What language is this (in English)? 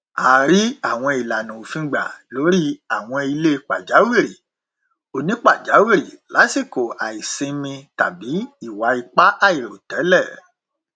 Yoruba